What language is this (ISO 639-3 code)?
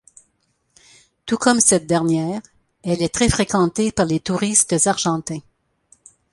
fra